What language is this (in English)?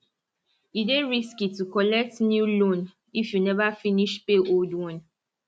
Nigerian Pidgin